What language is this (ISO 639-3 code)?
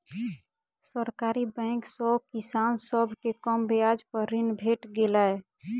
mai